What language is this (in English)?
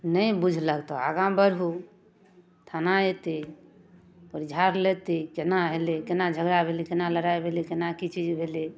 Maithili